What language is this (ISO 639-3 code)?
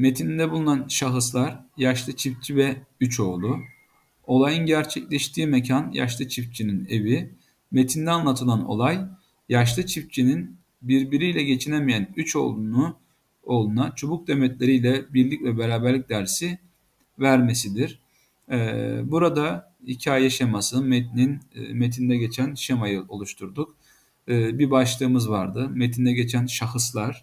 tur